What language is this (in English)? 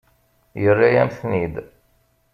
Kabyle